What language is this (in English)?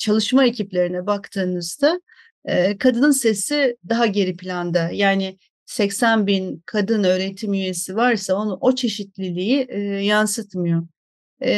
Turkish